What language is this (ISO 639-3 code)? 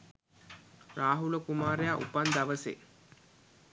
sin